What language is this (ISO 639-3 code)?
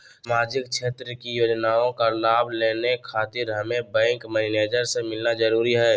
mag